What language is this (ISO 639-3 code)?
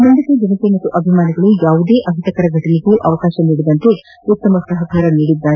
kan